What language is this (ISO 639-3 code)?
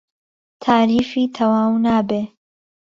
ckb